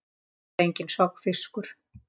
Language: Icelandic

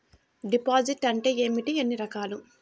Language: Telugu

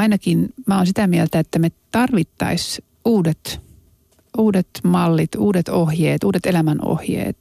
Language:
Finnish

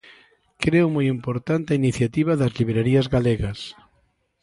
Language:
Galician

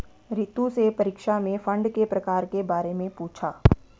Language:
Hindi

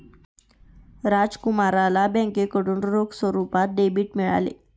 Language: Marathi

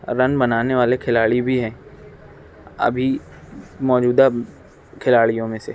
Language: Urdu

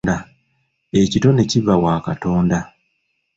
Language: Ganda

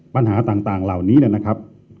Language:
Thai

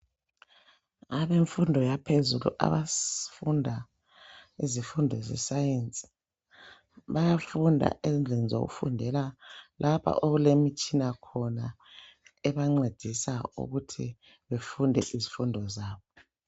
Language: North Ndebele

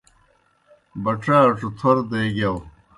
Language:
Kohistani Shina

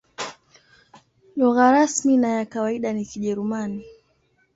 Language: Swahili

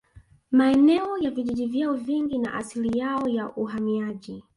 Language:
Swahili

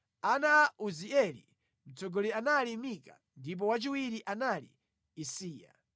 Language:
Nyanja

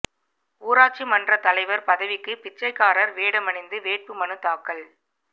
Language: Tamil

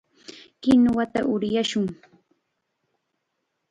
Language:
Chiquián Ancash Quechua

